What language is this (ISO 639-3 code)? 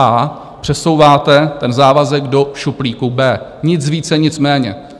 ces